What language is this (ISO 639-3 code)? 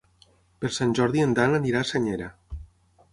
cat